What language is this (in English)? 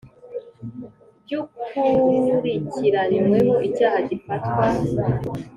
Kinyarwanda